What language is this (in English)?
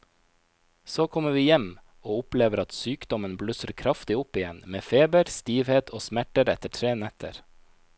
Norwegian